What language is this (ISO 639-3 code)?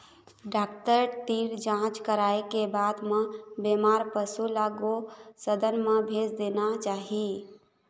hne